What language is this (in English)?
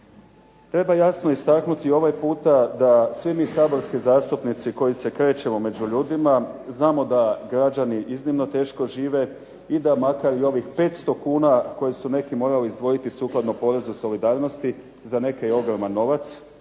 Croatian